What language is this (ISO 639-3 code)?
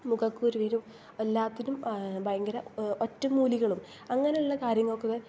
mal